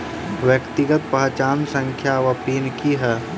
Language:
Maithili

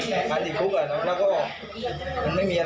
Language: Thai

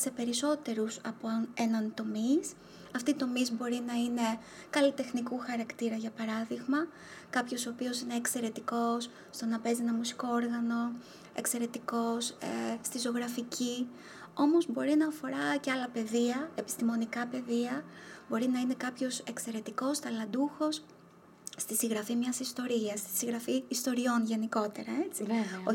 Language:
Greek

